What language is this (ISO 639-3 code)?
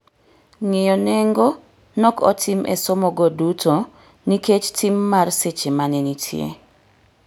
luo